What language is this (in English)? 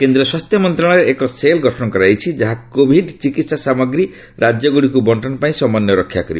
Odia